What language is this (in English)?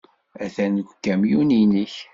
Kabyle